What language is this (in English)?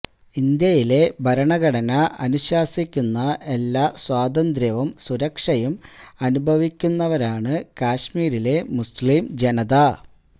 Malayalam